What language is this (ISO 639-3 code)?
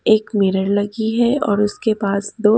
hin